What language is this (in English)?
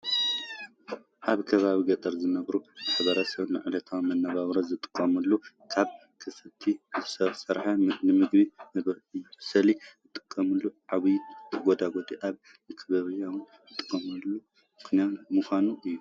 Tigrinya